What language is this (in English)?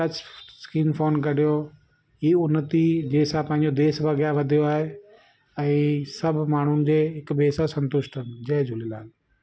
Sindhi